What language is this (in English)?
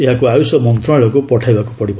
Odia